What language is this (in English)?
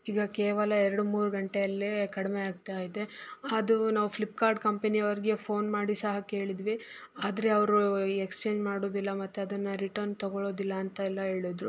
Kannada